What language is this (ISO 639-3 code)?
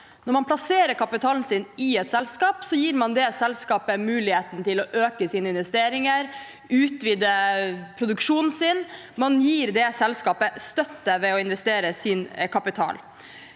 nor